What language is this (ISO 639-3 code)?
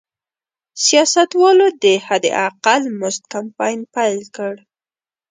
pus